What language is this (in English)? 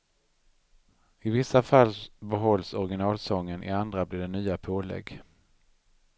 Swedish